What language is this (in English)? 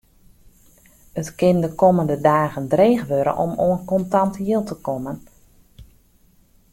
Western Frisian